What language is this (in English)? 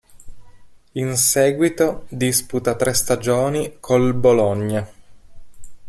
Italian